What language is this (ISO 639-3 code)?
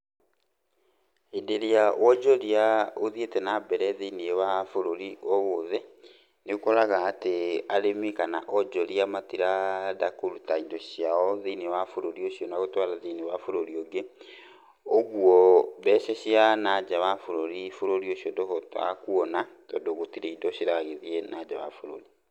kik